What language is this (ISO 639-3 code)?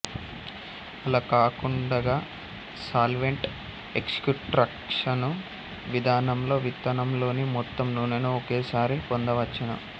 tel